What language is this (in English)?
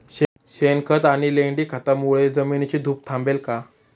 Marathi